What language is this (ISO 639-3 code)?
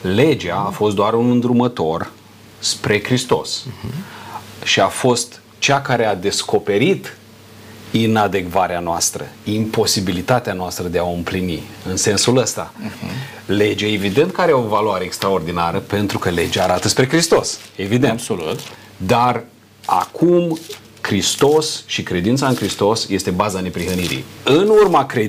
ron